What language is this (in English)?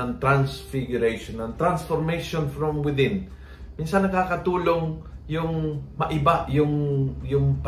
Filipino